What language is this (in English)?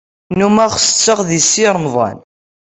Kabyle